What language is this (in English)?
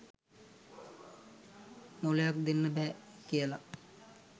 Sinhala